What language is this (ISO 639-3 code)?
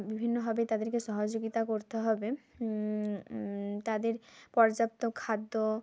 ben